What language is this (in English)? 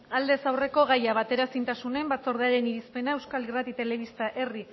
Basque